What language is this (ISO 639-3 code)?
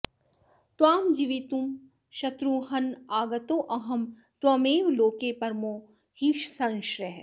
san